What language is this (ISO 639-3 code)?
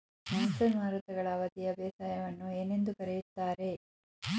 kan